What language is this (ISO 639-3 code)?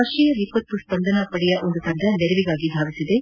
kan